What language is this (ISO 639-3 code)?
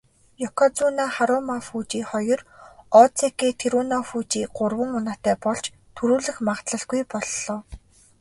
mon